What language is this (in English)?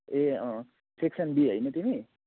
Nepali